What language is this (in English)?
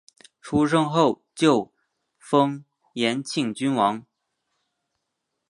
Chinese